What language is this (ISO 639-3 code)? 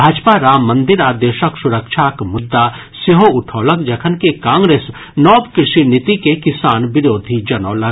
mai